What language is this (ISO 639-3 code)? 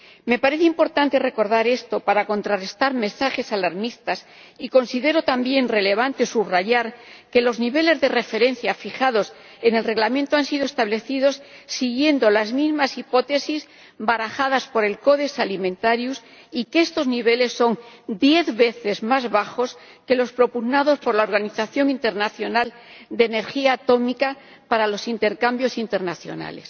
spa